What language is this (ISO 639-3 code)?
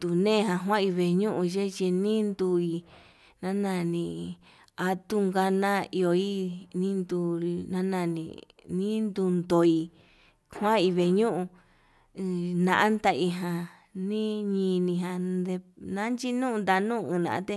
mab